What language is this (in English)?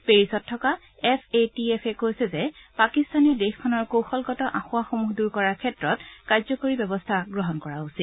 Assamese